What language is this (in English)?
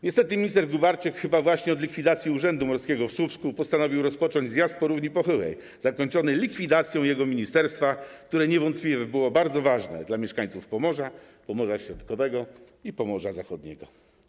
Polish